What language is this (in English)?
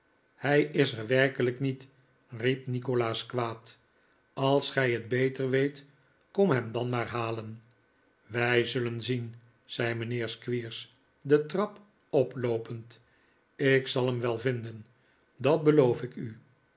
Dutch